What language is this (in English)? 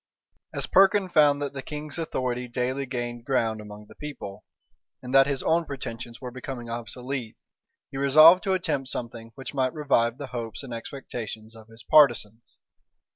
English